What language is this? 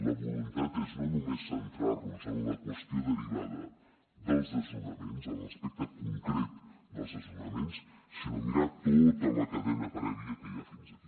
Catalan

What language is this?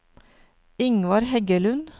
Norwegian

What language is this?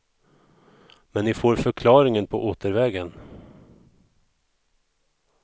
Swedish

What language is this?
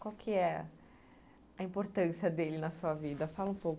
Portuguese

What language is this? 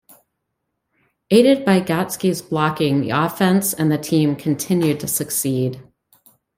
English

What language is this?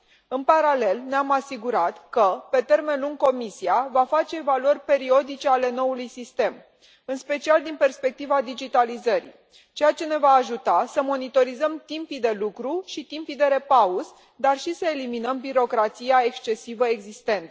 Romanian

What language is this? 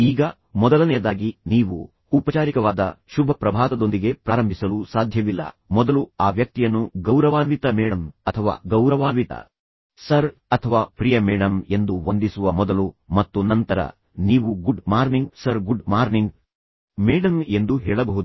Kannada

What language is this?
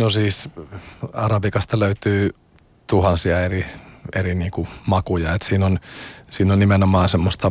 Finnish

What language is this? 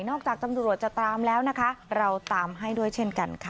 Thai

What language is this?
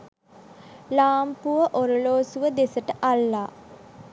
Sinhala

